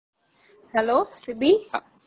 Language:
Tamil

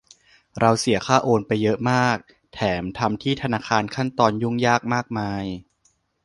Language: Thai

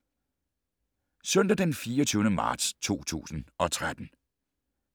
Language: Danish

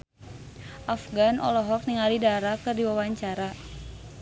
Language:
Sundanese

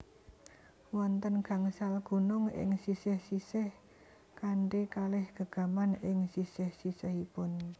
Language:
Javanese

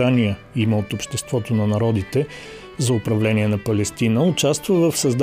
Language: Bulgarian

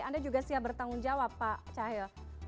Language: Indonesian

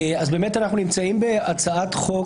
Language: Hebrew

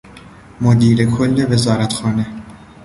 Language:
Persian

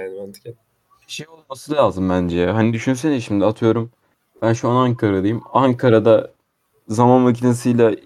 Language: Turkish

